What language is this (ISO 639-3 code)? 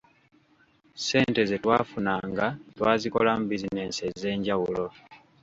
lug